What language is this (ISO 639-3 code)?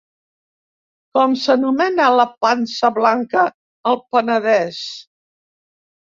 cat